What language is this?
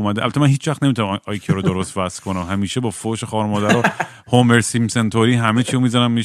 Persian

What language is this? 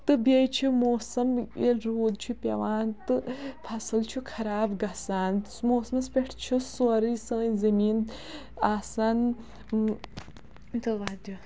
Kashmiri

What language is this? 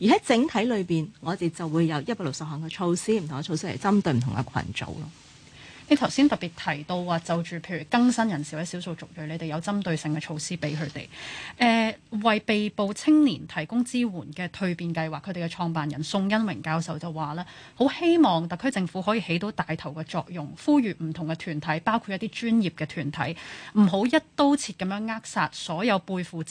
Chinese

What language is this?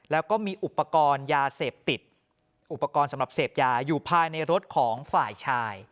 Thai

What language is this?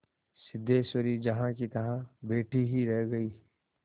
Hindi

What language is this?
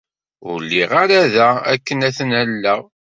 Kabyle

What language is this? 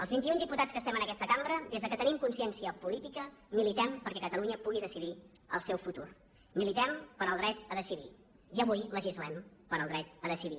Catalan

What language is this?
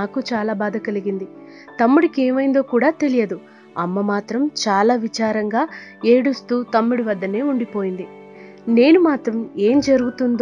Arabic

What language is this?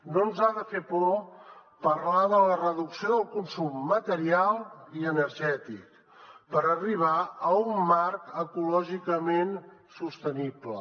Catalan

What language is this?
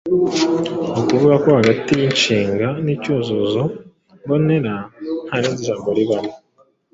Kinyarwanda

